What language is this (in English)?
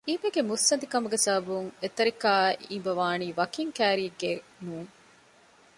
Divehi